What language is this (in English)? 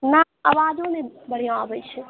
Maithili